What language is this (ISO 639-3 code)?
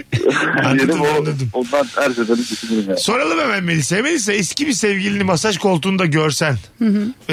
tur